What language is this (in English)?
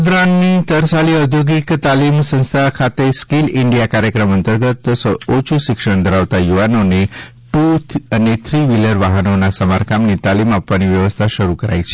Gujarati